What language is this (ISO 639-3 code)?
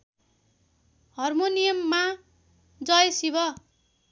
nep